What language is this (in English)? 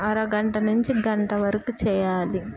Telugu